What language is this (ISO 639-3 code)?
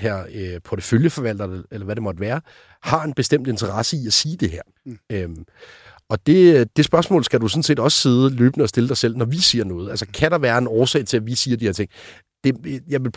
dan